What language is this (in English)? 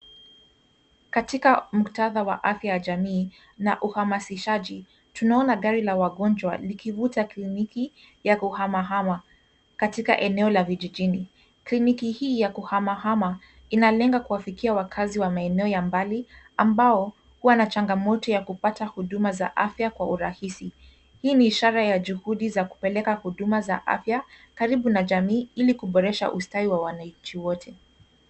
Swahili